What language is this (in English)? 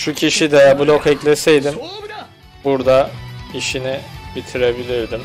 Turkish